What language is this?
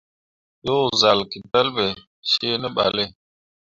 Mundang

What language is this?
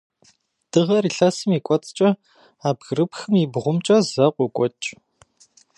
Kabardian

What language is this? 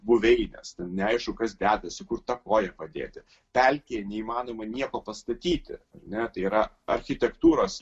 Lithuanian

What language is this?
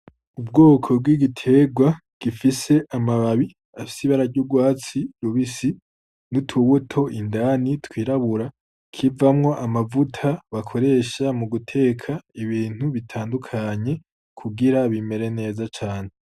Rundi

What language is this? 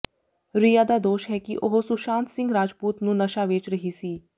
Punjabi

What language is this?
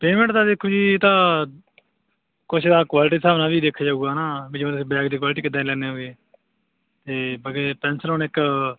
Punjabi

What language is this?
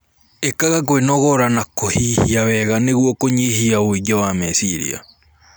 Kikuyu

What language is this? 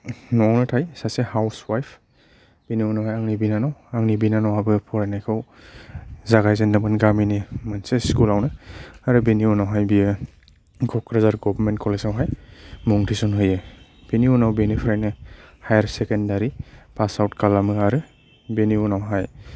Bodo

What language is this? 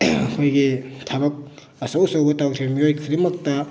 Manipuri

